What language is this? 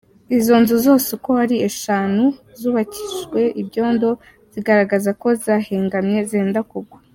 Kinyarwanda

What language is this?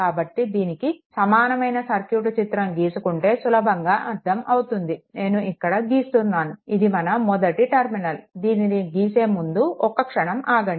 Telugu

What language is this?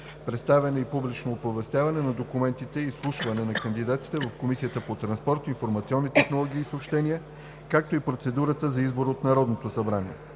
Bulgarian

